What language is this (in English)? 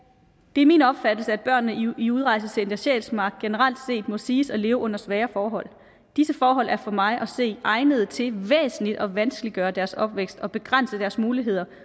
Danish